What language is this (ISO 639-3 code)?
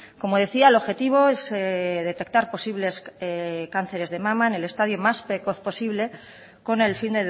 spa